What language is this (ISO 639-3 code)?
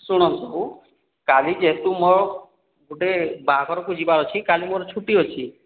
ori